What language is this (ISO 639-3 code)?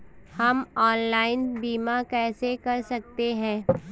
hin